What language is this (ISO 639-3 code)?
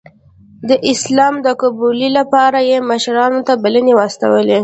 pus